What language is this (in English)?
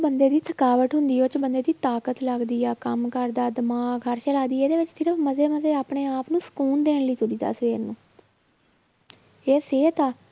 Punjabi